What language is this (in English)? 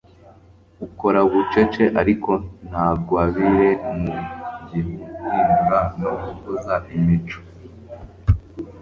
Kinyarwanda